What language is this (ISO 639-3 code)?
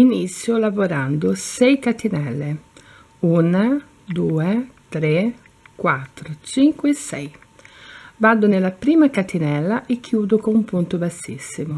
ita